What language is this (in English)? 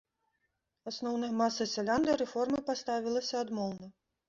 Belarusian